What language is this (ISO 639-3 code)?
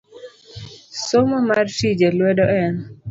luo